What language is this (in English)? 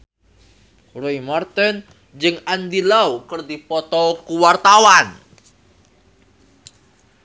Sundanese